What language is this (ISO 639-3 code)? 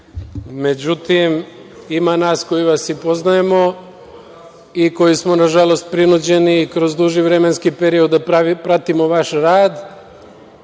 srp